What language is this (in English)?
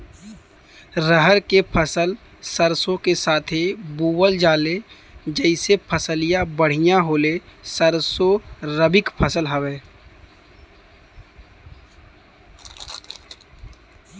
Bhojpuri